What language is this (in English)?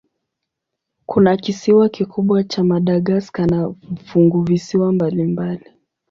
Swahili